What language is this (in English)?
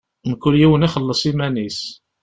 Kabyle